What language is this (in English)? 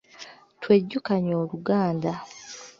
Ganda